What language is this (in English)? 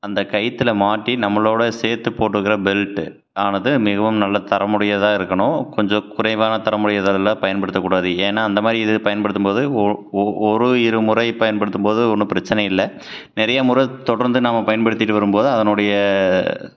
Tamil